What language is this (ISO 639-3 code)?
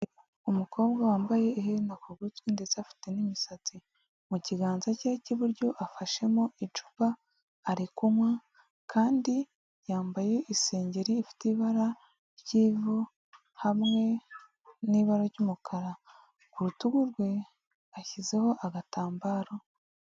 kin